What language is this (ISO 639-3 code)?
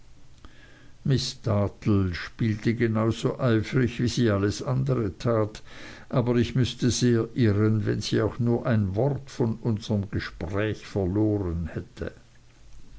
deu